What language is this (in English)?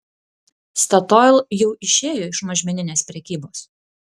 Lithuanian